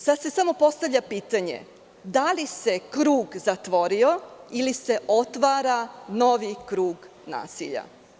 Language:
Serbian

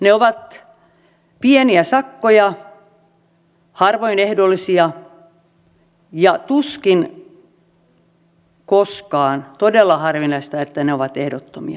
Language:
Finnish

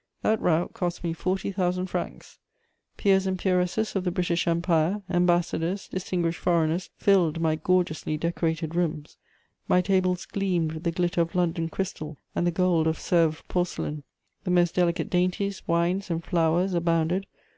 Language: English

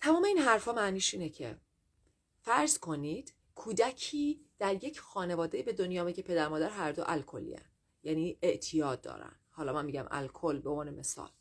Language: Persian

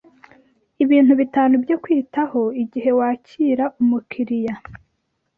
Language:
Kinyarwanda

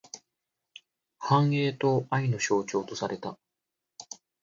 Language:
Japanese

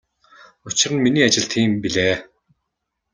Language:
Mongolian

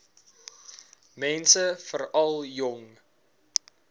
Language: Afrikaans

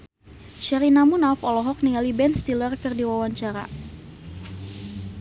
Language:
Sundanese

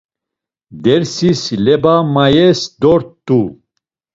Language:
Laz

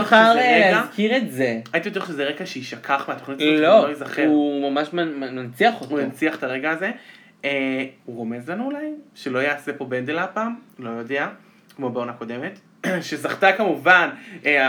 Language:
Hebrew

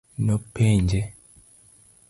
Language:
Luo (Kenya and Tanzania)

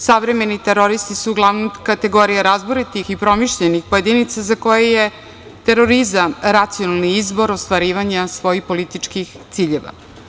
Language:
Serbian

